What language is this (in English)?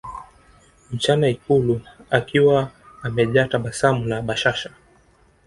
Swahili